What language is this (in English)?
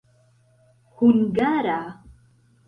Esperanto